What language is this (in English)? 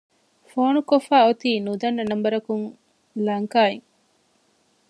Divehi